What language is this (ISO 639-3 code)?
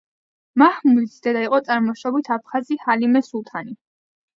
kat